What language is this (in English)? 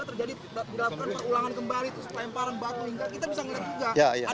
Indonesian